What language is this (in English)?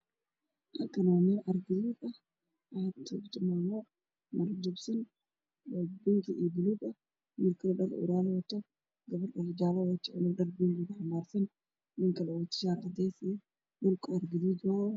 Somali